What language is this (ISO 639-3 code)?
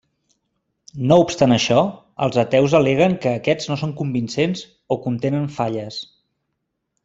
cat